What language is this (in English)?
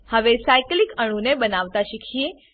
Gujarati